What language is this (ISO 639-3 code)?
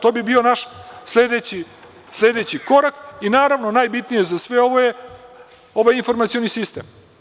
srp